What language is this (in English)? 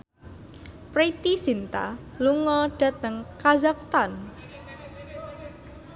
Javanese